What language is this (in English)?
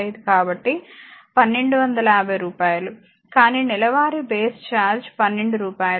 Telugu